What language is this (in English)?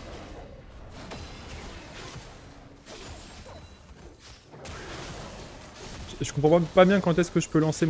French